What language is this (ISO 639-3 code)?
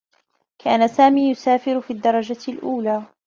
ara